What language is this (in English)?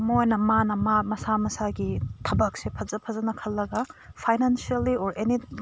Manipuri